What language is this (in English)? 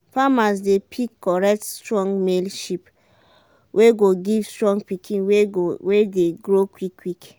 Nigerian Pidgin